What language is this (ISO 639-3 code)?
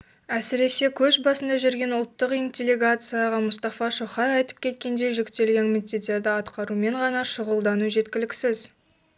kaz